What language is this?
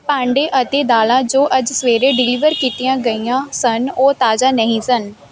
Punjabi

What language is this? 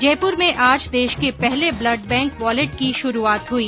Hindi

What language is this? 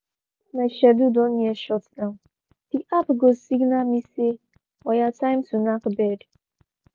Nigerian Pidgin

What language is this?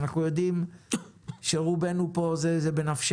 Hebrew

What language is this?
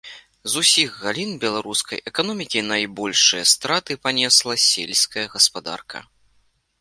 Belarusian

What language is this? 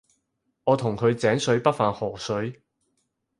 Cantonese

